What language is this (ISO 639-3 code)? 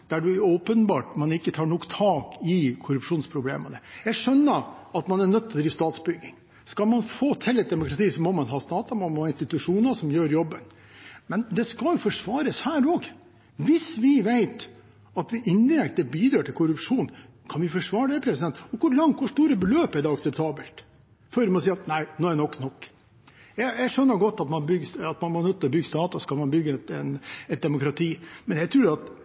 nob